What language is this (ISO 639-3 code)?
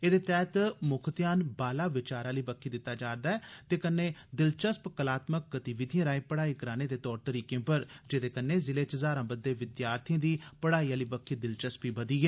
doi